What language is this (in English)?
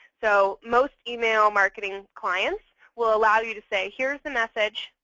English